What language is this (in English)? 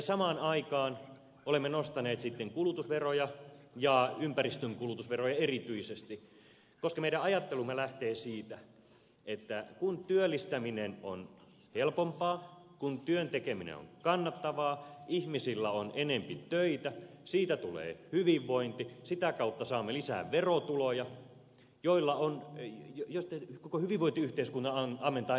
Finnish